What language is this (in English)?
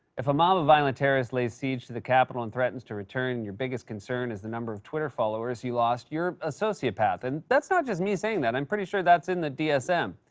English